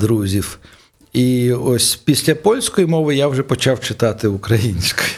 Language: Ukrainian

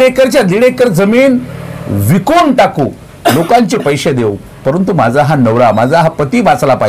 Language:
Hindi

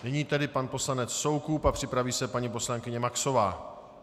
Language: Czech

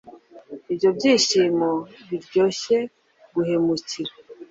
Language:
Kinyarwanda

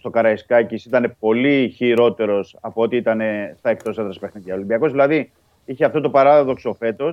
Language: Greek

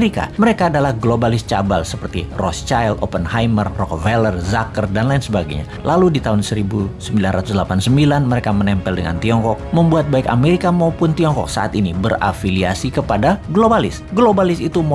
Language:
Indonesian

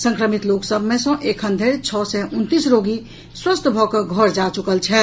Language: Maithili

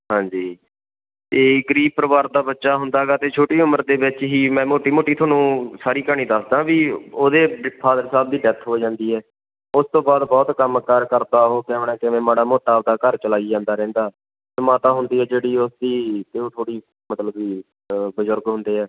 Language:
Punjabi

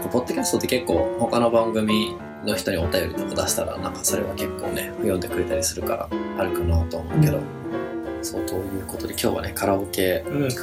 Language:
Japanese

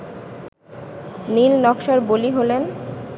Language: Bangla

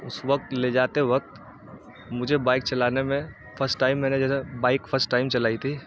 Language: Urdu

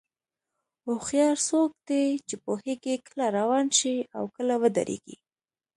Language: Pashto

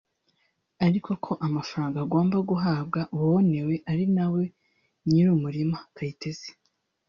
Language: Kinyarwanda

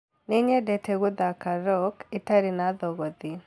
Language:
Kikuyu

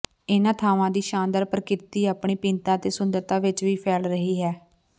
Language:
Punjabi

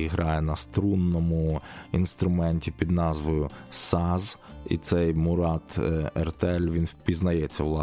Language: Ukrainian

